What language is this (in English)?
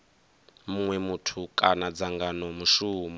Venda